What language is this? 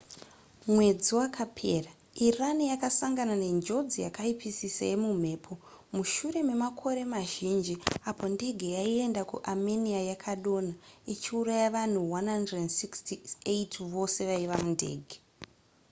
Shona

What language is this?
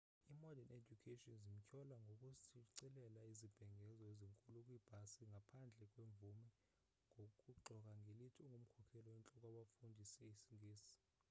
Xhosa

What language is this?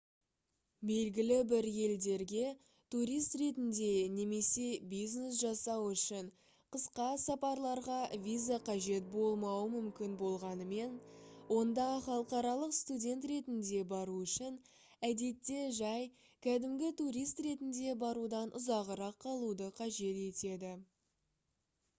Kazakh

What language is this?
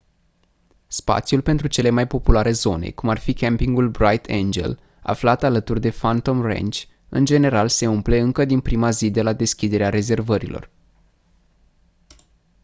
Romanian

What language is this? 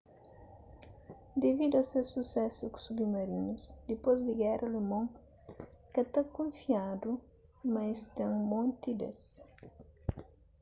Kabuverdianu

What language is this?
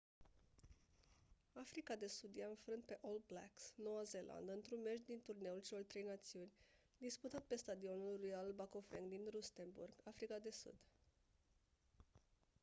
Romanian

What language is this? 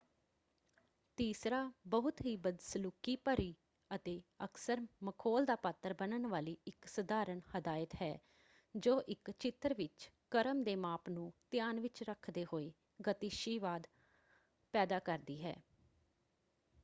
Punjabi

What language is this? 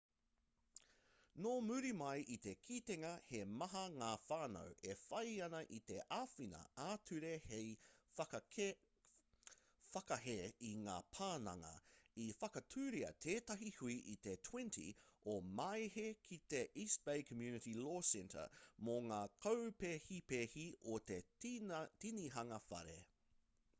Māori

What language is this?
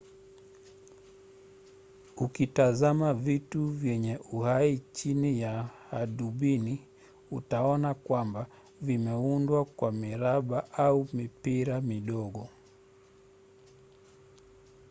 Swahili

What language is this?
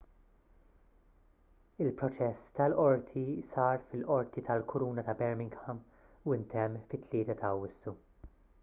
Maltese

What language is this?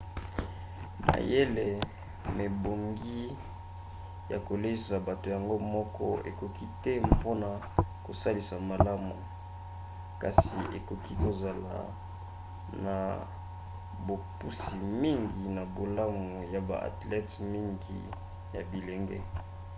Lingala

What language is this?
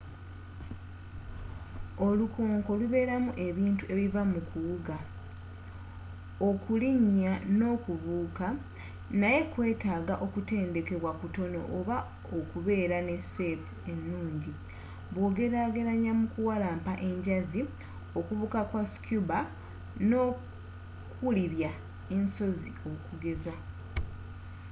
Ganda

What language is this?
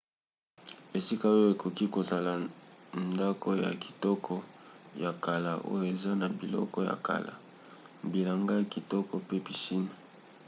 Lingala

